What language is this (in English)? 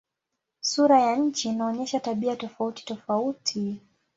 Swahili